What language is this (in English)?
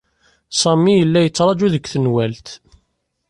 Kabyle